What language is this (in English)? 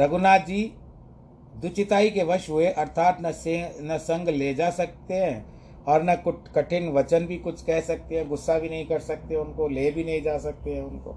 Hindi